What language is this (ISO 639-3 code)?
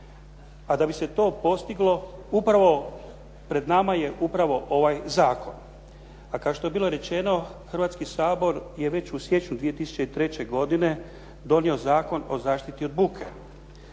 hrv